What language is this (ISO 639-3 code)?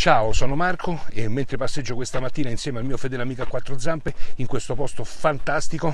ita